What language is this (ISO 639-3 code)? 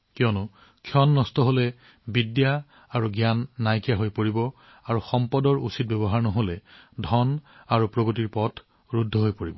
asm